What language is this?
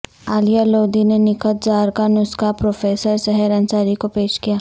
Urdu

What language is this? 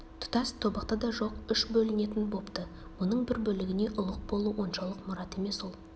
Kazakh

